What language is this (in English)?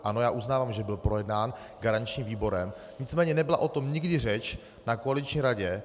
Czech